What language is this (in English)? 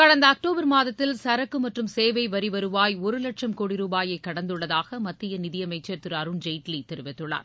Tamil